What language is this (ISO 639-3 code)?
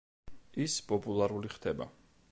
kat